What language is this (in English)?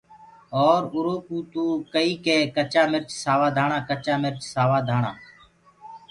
Gurgula